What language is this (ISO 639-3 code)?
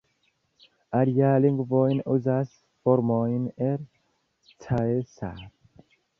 epo